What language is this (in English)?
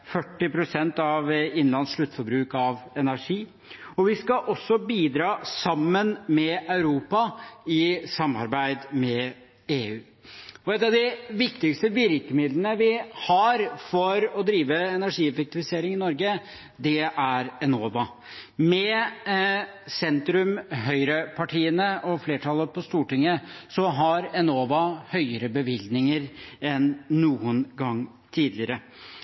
Norwegian Bokmål